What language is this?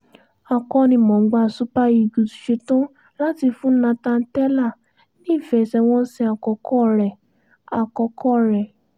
Yoruba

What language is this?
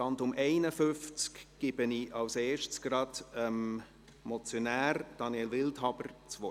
Swiss German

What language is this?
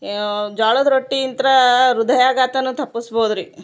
Kannada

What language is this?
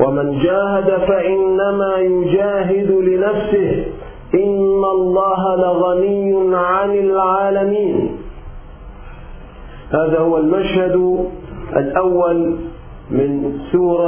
Arabic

